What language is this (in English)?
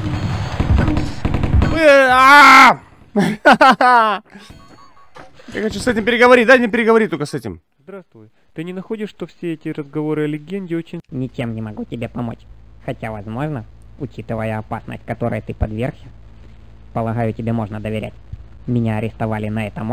Russian